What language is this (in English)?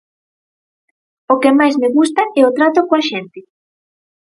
Galician